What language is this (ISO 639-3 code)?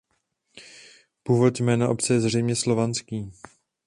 ces